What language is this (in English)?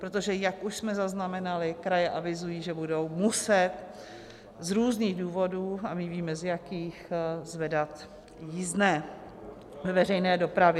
Czech